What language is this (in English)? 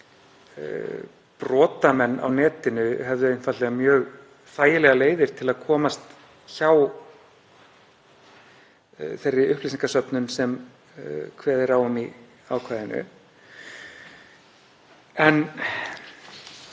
Icelandic